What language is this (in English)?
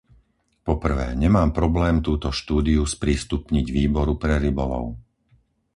Slovak